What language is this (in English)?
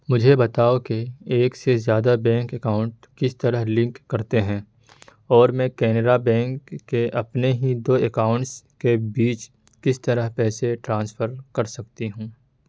Urdu